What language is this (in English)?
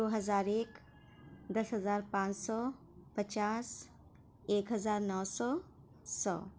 Urdu